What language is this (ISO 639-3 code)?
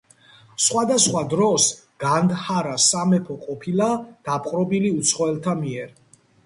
kat